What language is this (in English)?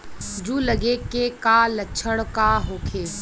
Bhojpuri